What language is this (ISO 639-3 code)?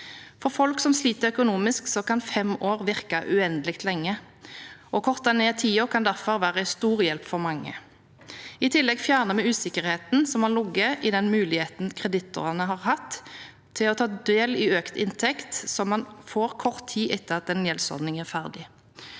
nor